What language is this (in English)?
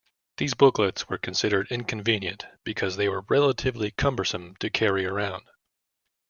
English